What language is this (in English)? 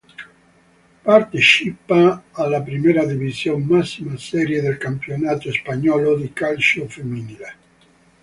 Italian